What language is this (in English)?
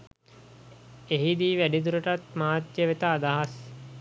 Sinhala